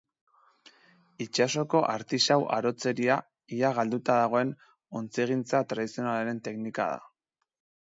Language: Basque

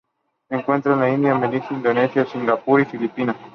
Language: Spanish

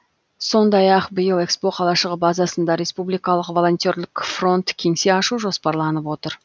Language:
Kazakh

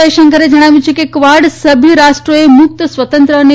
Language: Gujarati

